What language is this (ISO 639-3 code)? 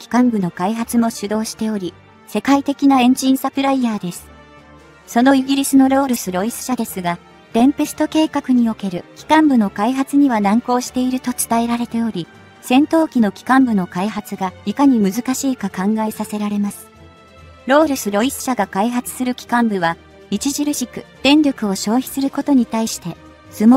jpn